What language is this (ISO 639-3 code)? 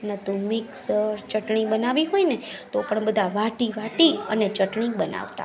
guj